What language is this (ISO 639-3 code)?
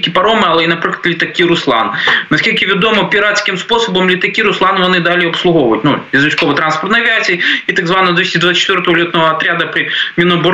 ukr